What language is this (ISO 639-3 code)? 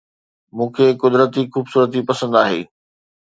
snd